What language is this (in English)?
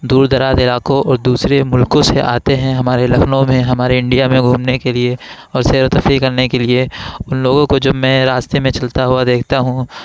Urdu